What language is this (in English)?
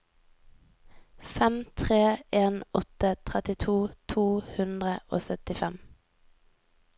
Norwegian